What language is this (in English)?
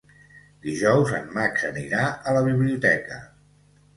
Catalan